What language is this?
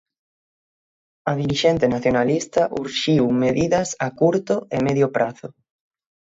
Galician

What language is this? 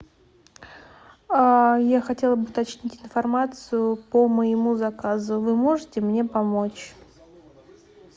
Russian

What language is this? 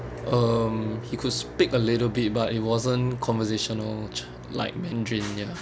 English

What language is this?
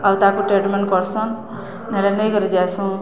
Odia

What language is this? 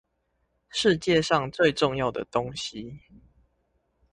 Chinese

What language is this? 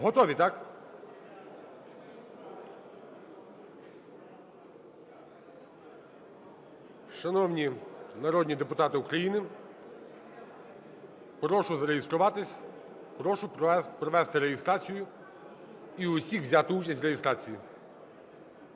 Ukrainian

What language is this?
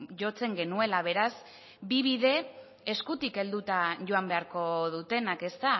Basque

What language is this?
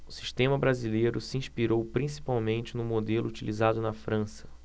Portuguese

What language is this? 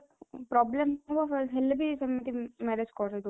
Odia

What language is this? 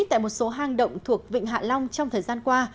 Vietnamese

